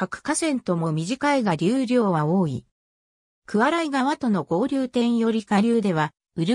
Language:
Japanese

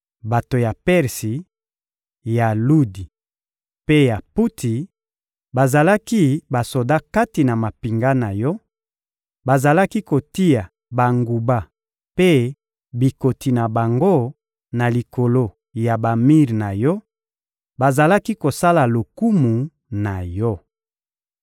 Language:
Lingala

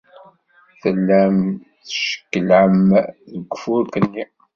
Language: Kabyle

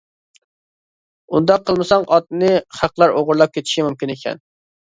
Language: Uyghur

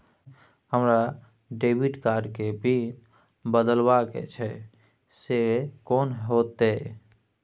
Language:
Maithili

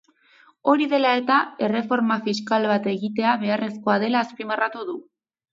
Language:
Basque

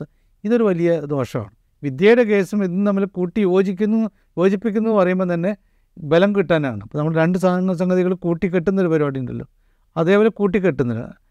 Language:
Malayalam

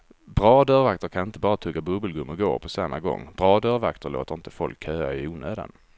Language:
Swedish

